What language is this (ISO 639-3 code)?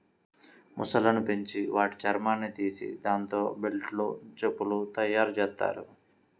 tel